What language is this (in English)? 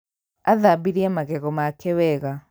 Kikuyu